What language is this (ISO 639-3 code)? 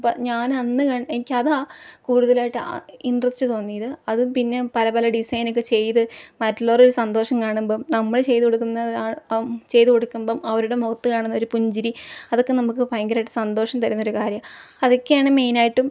mal